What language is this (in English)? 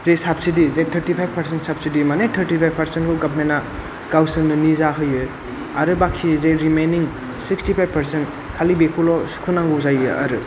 Bodo